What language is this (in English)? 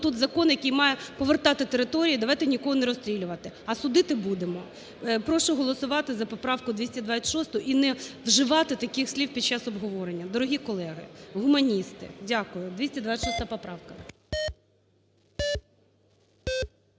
Ukrainian